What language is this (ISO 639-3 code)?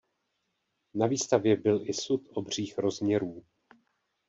ces